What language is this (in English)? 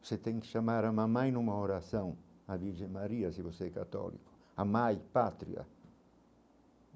Portuguese